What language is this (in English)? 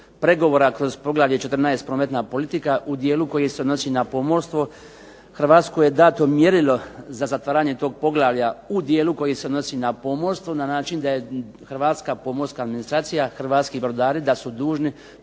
Croatian